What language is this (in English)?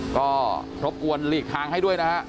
Thai